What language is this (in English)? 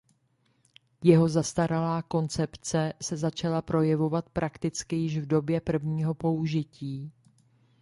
Czech